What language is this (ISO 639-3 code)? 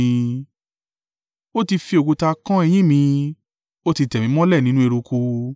yor